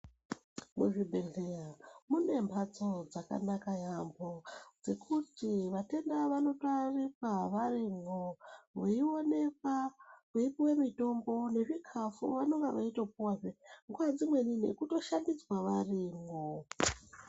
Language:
Ndau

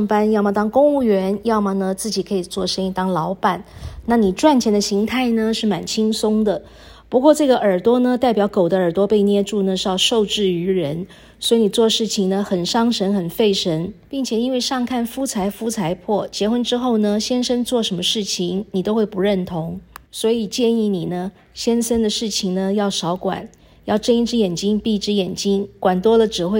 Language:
Chinese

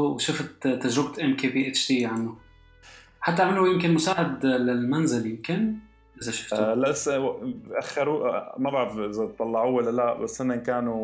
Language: Arabic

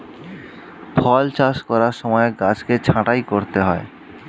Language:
Bangla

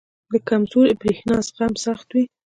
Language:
Pashto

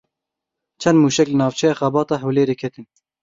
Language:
Kurdish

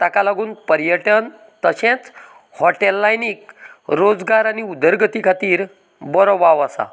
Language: Konkani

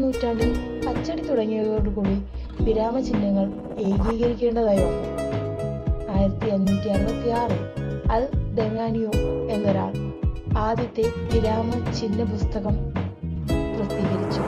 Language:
Malayalam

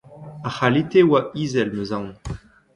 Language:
Breton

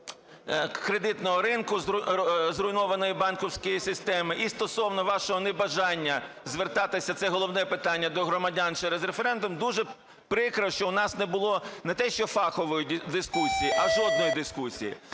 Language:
Ukrainian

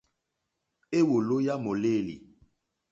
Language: Mokpwe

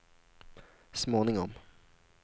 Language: Swedish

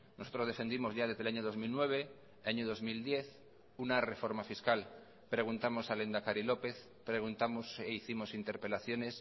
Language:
Spanish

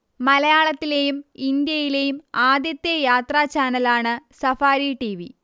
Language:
Malayalam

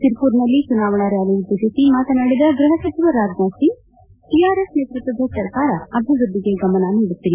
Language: Kannada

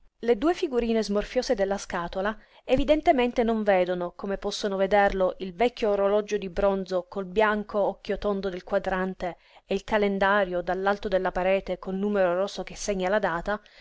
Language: Italian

